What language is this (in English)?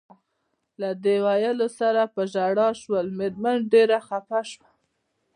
Pashto